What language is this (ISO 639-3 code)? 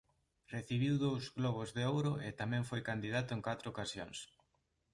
glg